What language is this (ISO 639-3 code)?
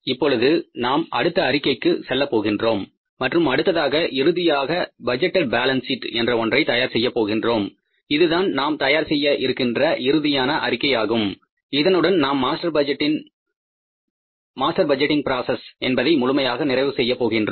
tam